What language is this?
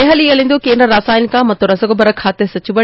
Kannada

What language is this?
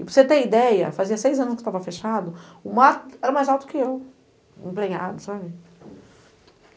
Portuguese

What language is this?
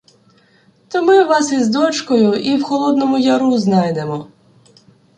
Ukrainian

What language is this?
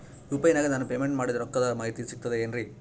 Kannada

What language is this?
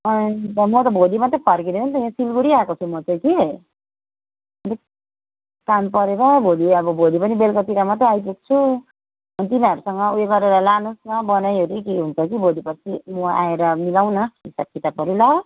Nepali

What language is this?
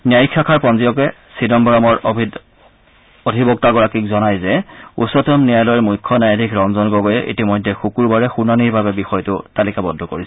Assamese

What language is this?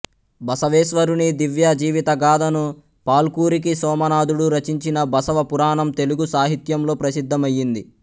Telugu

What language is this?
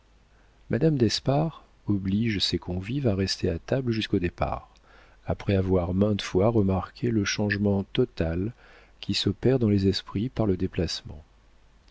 French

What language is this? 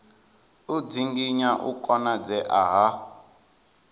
Venda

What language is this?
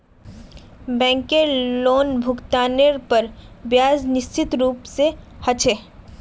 Magahi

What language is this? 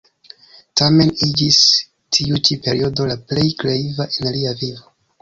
Esperanto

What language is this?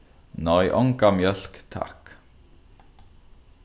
Faroese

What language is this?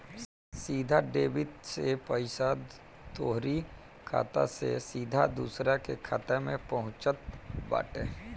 Bhojpuri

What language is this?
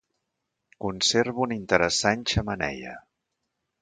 Catalan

